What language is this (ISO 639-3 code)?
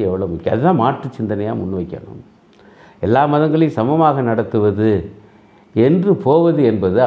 tam